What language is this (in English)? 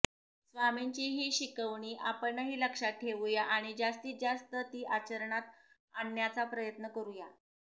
Marathi